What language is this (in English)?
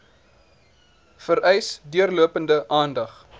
Afrikaans